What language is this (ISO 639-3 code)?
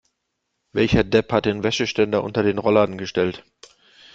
deu